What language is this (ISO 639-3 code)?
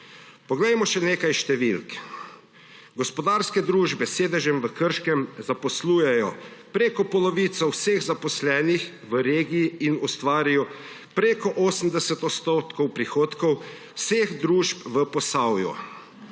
slv